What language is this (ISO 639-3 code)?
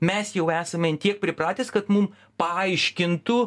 lit